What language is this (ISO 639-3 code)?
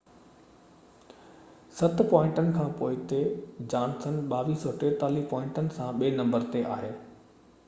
snd